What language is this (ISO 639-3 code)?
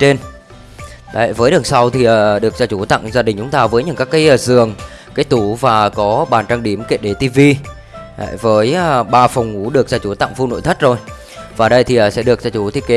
vie